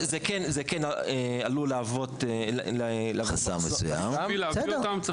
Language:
Hebrew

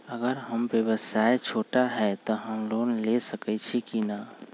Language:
Magahi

